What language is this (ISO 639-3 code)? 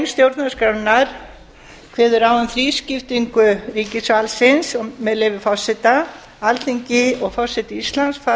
isl